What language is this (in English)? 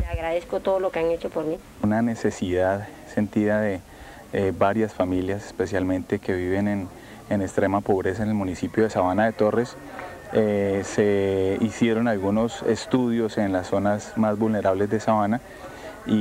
Spanish